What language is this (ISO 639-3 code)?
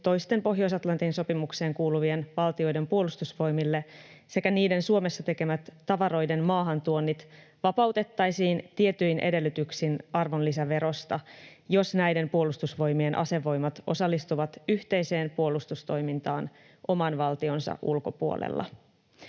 fin